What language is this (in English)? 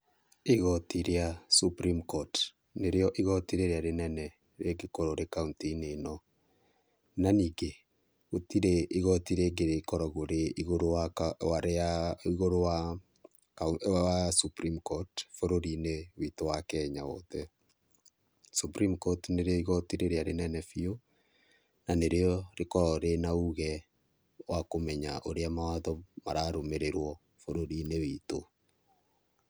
Kikuyu